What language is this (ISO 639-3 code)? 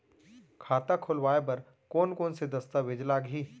hne